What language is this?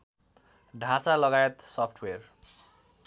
Nepali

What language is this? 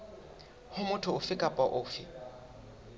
Southern Sotho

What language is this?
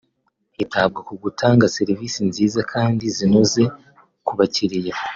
Kinyarwanda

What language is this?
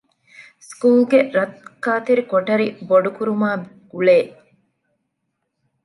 Divehi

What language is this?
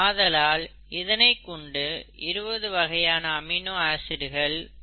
Tamil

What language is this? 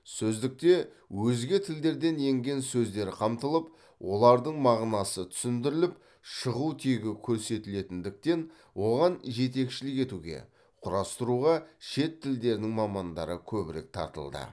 Kazakh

